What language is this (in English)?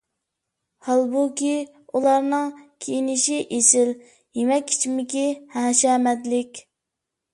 Uyghur